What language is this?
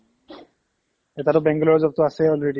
Assamese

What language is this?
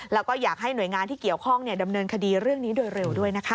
Thai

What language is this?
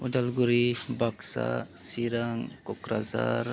Bodo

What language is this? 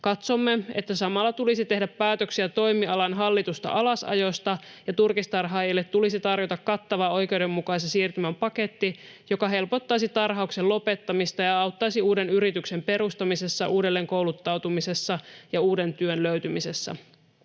Finnish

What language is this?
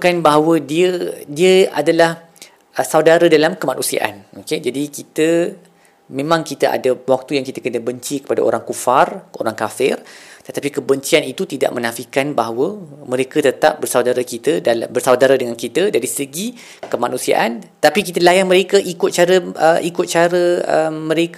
Malay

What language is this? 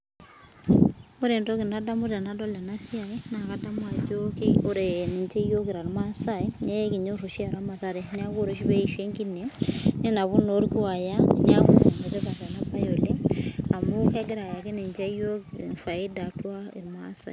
Masai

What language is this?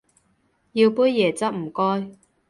Cantonese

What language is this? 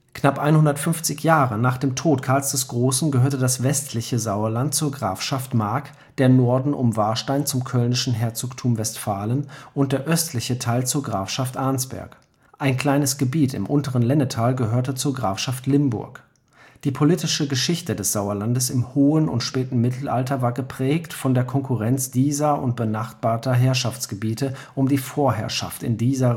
German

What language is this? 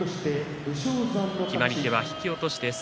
Japanese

